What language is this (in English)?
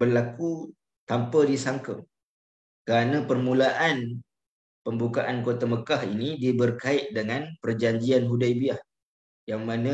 Malay